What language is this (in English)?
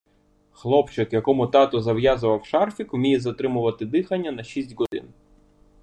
Ukrainian